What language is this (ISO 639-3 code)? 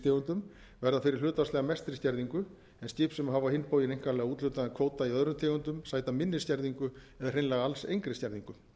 isl